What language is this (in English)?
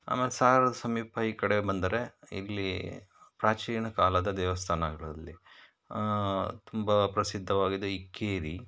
Kannada